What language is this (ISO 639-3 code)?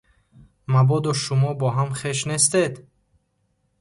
tgk